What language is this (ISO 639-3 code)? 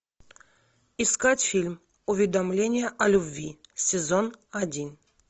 rus